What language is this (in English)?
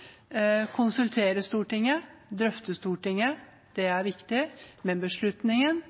Norwegian Bokmål